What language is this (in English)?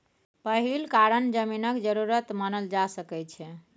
Maithili